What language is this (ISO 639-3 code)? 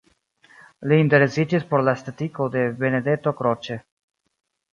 epo